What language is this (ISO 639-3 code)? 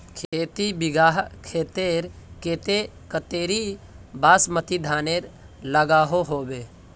mag